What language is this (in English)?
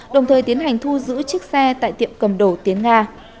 Vietnamese